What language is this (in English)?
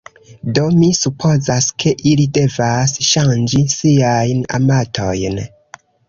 Esperanto